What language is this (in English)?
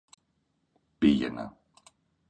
Greek